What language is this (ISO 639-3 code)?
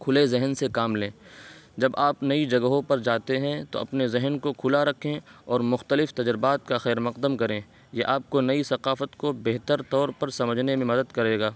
urd